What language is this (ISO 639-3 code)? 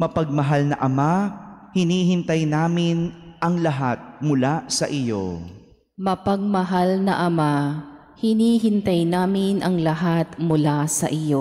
fil